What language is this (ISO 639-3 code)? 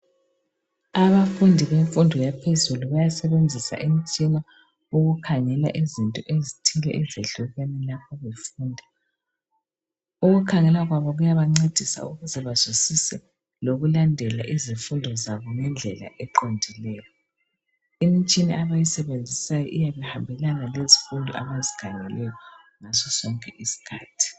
nde